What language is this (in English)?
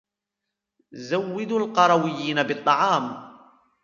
Arabic